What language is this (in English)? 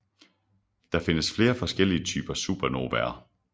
Danish